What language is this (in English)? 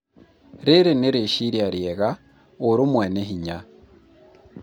Kikuyu